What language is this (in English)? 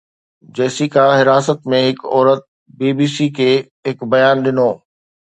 Sindhi